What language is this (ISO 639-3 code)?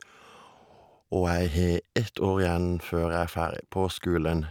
nor